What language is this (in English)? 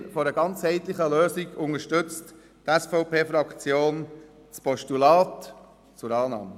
Swiss German